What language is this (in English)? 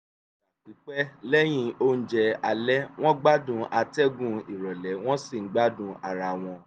Yoruba